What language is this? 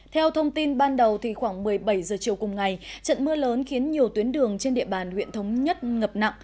Vietnamese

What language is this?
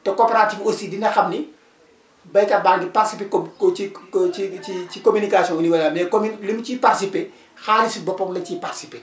Wolof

